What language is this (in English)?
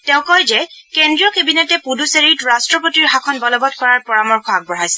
Assamese